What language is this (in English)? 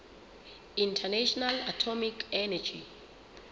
Southern Sotho